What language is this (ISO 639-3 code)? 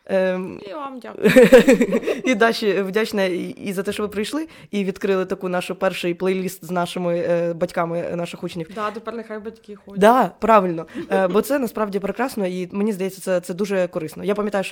ukr